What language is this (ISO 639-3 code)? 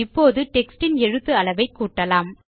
tam